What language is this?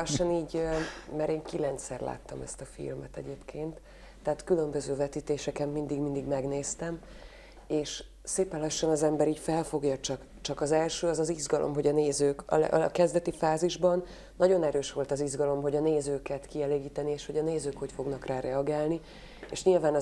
Hungarian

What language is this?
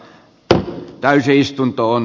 Finnish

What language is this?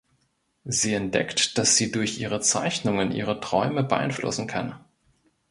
German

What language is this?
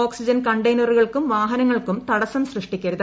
Malayalam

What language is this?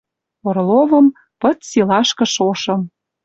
Western Mari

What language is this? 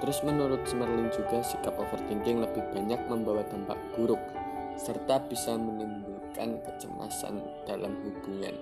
Indonesian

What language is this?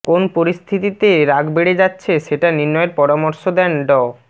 Bangla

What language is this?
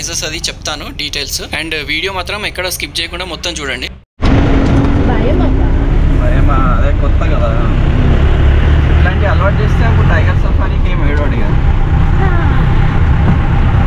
Telugu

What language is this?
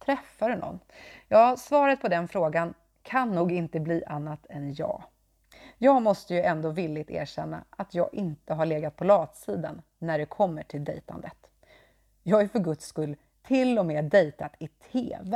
Swedish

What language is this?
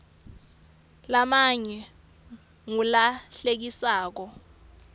Swati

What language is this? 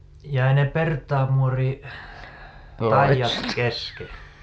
Finnish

